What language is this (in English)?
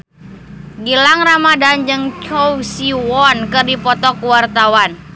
Sundanese